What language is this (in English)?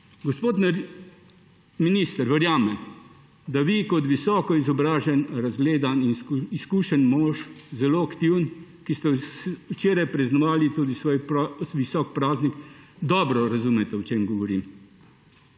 Slovenian